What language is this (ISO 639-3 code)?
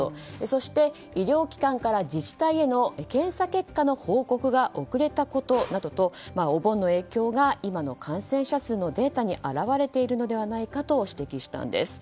jpn